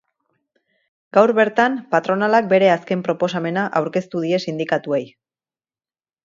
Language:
Basque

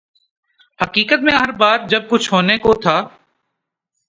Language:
Urdu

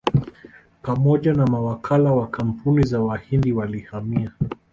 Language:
Swahili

